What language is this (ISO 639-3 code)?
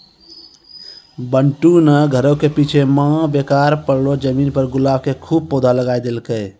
mai